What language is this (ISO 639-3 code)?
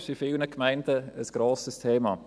gsw